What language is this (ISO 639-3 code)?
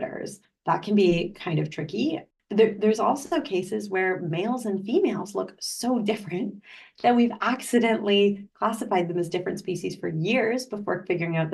eng